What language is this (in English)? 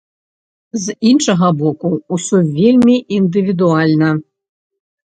Belarusian